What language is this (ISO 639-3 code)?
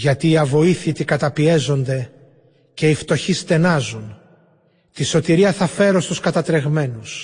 ell